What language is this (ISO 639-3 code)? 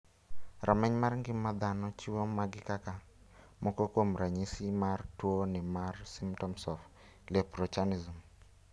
luo